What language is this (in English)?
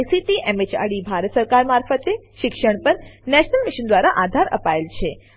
Gujarati